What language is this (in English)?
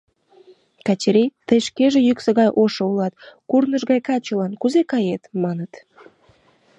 Mari